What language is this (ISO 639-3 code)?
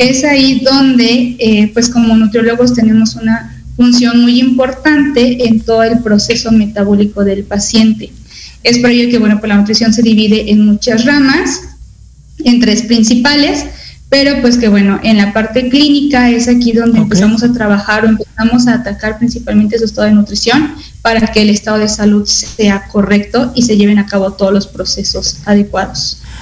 spa